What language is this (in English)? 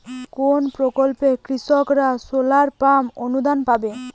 Bangla